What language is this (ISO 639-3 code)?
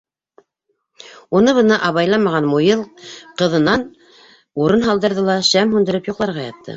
bak